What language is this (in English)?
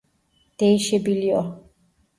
Turkish